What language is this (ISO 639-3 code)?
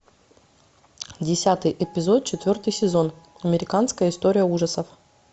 rus